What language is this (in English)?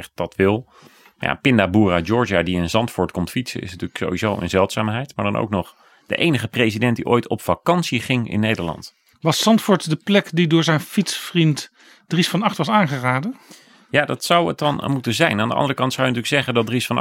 Dutch